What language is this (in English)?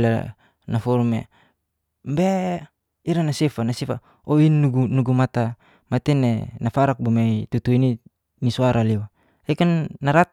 Geser-Gorom